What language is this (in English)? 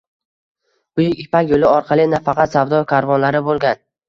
Uzbek